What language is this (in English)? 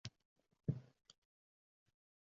Uzbek